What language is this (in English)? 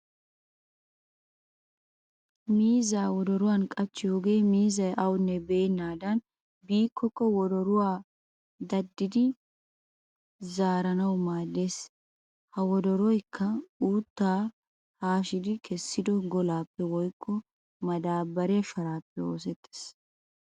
Wolaytta